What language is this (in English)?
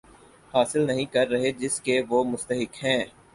Urdu